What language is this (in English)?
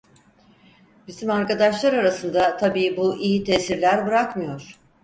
Turkish